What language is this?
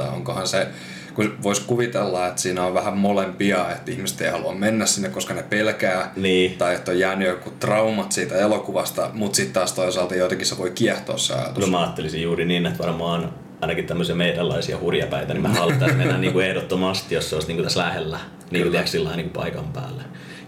Finnish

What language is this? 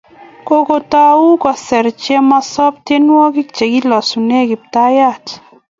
Kalenjin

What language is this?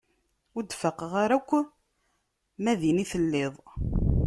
Kabyle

